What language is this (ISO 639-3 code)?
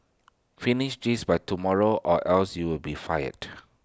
eng